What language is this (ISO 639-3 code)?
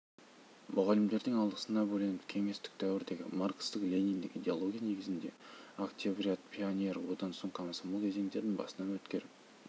kaz